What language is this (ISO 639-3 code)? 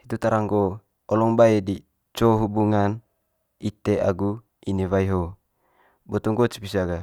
mqy